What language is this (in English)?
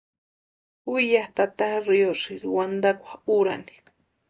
Western Highland Purepecha